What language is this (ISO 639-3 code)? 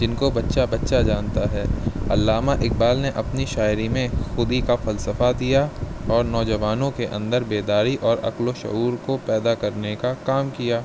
urd